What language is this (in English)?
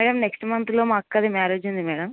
Telugu